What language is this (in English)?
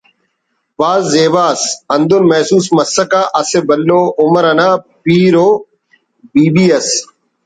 Brahui